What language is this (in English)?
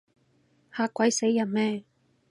Cantonese